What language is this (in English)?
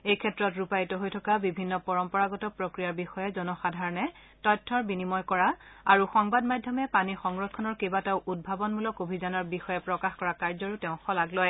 Assamese